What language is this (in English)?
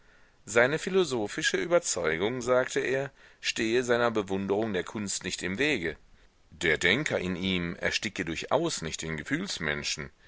German